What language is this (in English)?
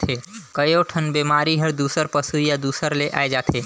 Chhattisgarhi